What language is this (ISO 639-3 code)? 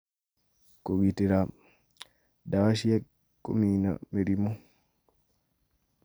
kik